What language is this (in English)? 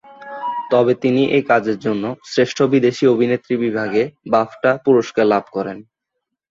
Bangla